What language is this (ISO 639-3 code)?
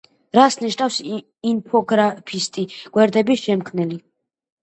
kat